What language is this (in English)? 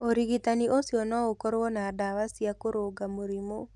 Kikuyu